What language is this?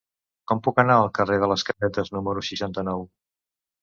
Catalan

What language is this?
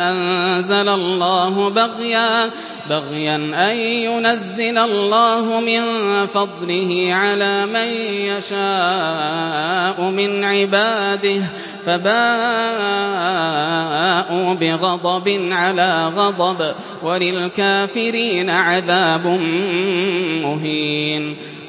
Arabic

